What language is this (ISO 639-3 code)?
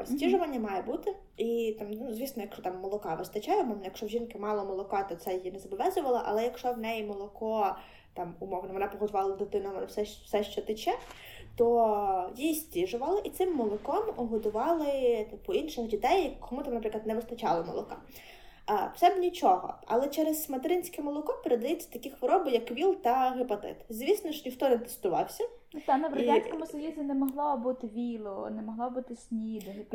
ukr